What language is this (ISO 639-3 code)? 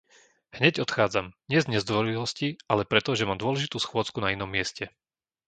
slk